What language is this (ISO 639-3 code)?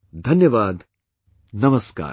eng